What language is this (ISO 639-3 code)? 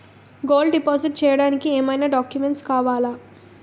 tel